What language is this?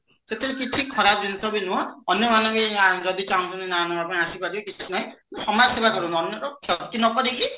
Odia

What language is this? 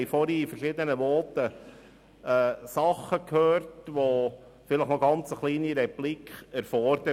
Swiss German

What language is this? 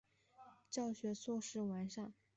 Chinese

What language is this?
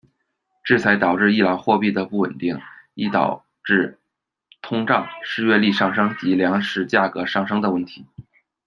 Chinese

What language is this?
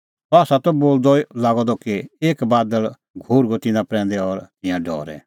Kullu Pahari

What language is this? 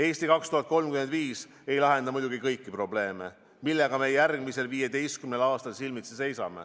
Estonian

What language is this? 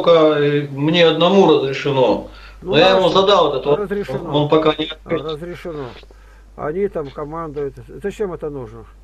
Russian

